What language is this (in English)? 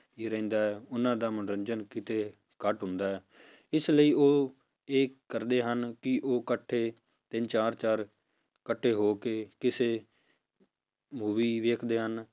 Punjabi